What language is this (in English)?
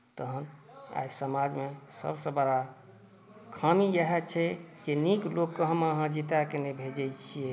Maithili